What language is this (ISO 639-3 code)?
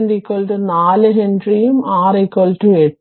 mal